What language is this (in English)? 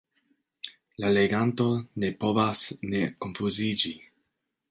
Esperanto